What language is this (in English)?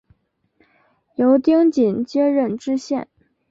Chinese